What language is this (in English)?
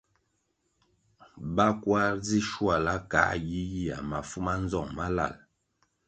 Kwasio